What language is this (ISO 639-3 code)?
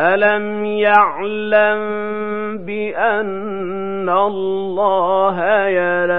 ara